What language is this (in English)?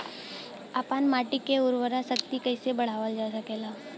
Bhojpuri